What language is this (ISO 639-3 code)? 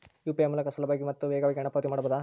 kan